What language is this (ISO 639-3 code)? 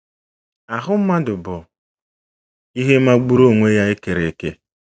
ibo